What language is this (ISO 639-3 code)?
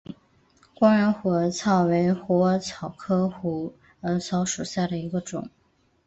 zho